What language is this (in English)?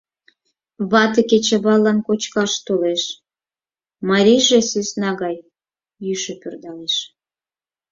Mari